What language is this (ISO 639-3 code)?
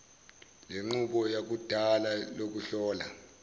zul